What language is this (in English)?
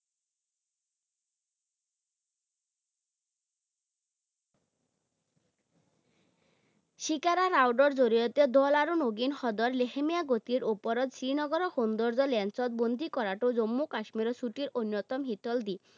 Assamese